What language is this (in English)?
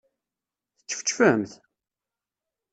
Kabyle